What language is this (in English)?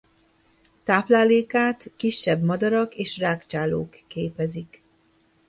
Hungarian